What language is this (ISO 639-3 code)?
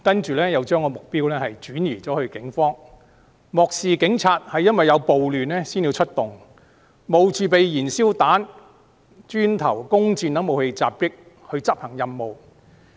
yue